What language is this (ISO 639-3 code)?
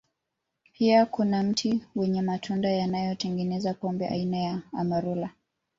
swa